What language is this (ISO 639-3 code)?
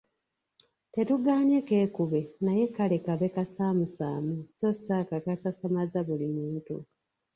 lug